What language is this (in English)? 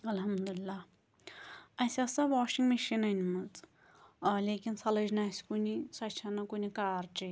Kashmiri